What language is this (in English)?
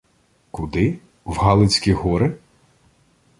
Ukrainian